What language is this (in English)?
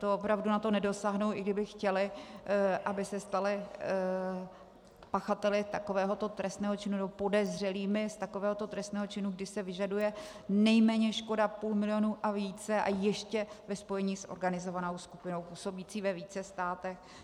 Czech